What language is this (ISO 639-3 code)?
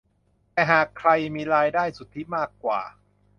tha